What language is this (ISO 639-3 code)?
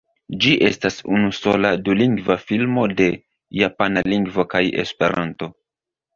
epo